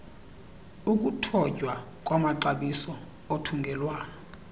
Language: Xhosa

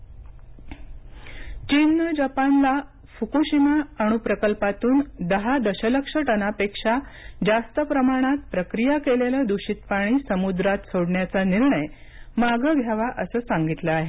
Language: Marathi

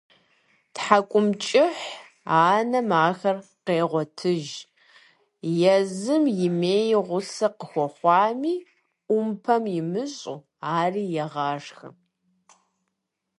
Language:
Kabardian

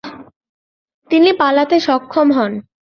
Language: Bangla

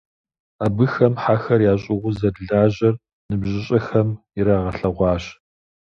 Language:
Kabardian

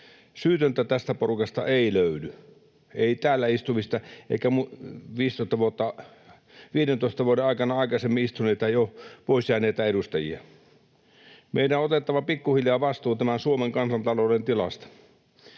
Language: Finnish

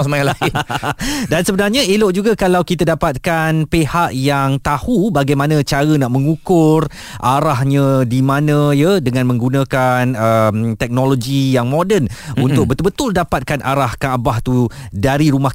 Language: Malay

